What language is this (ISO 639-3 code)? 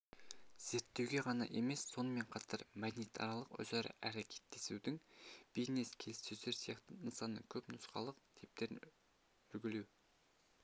kaz